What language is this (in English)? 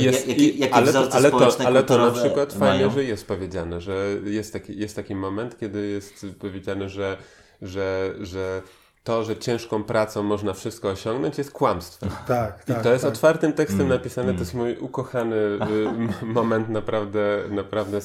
Polish